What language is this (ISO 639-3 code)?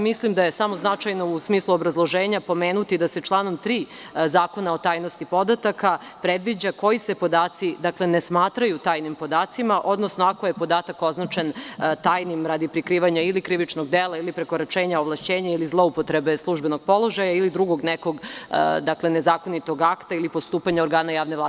srp